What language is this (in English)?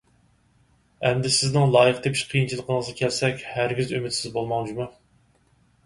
Uyghur